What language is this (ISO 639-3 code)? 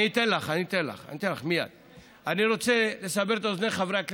heb